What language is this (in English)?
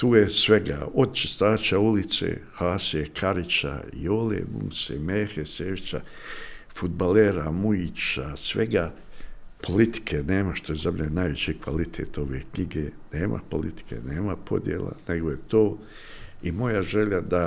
Croatian